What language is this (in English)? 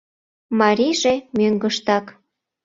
Mari